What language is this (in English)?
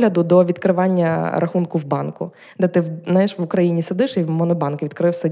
Ukrainian